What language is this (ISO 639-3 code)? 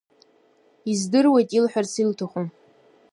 abk